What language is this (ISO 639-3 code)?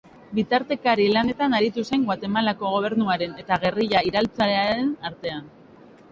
eus